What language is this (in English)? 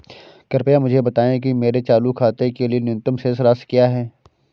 Hindi